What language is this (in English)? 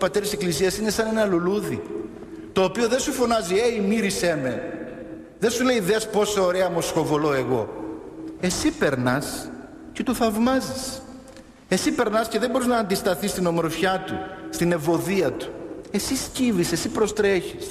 Greek